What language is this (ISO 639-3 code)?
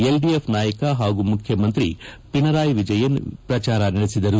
kan